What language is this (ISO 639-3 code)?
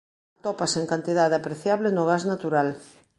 glg